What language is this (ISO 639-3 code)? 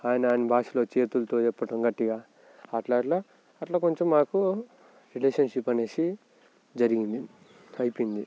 tel